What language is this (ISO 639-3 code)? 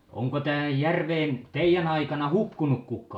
fin